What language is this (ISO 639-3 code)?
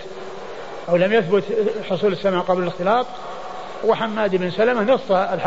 ara